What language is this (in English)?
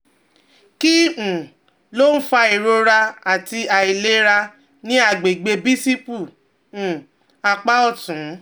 Yoruba